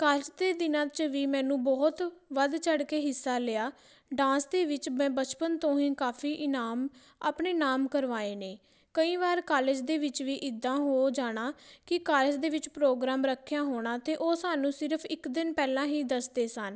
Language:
Punjabi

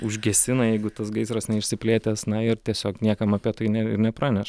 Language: Lithuanian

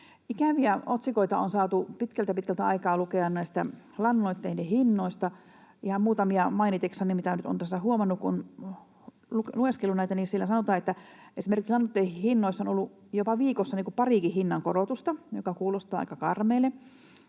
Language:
Finnish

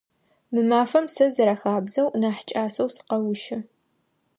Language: Adyghe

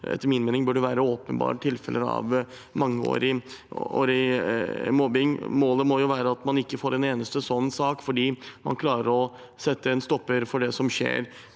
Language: Norwegian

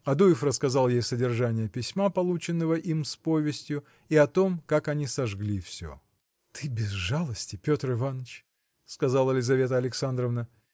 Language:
Russian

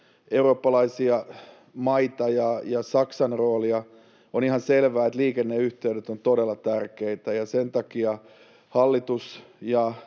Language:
Finnish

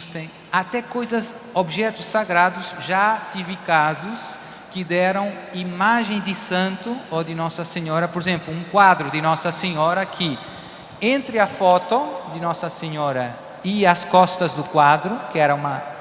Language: Portuguese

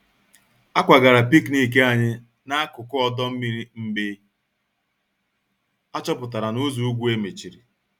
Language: Igbo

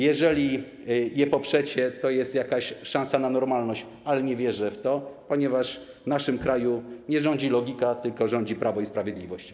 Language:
Polish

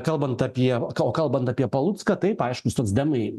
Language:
Lithuanian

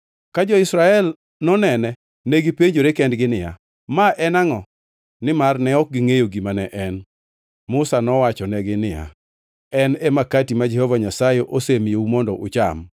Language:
Luo (Kenya and Tanzania)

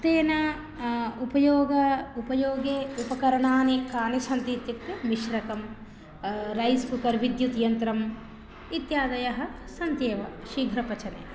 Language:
Sanskrit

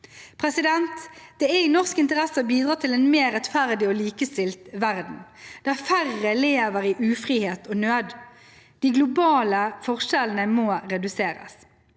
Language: Norwegian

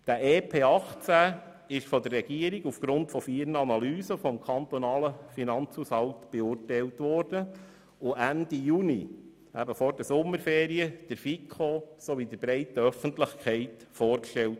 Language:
Swiss German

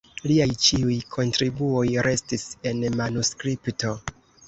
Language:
Esperanto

